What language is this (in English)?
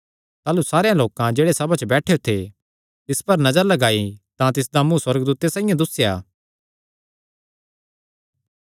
Kangri